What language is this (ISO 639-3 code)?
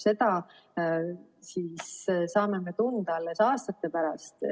est